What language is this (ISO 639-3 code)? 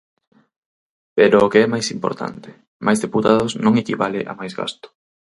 glg